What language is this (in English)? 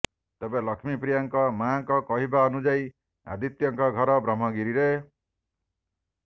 Odia